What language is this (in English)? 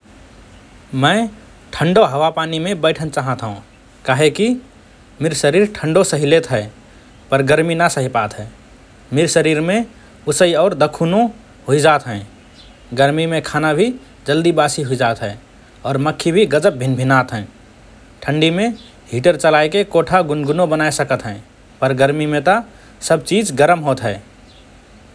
Rana Tharu